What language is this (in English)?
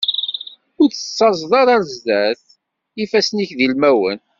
Kabyle